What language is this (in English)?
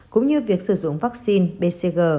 Vietnamese